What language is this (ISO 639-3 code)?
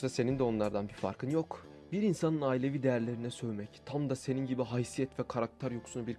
tur